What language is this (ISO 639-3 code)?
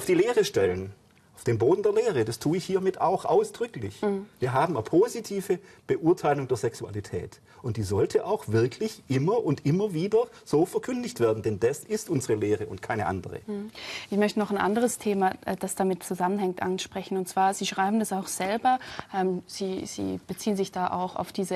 deu